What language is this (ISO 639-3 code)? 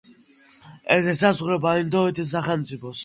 kat